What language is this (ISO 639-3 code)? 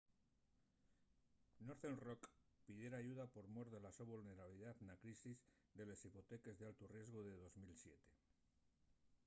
ast